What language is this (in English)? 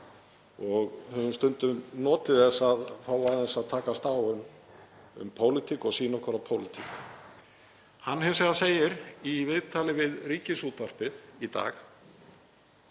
Icelandic